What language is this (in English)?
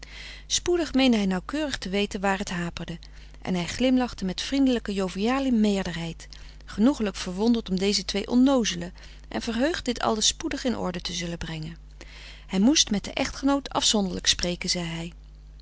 Dutch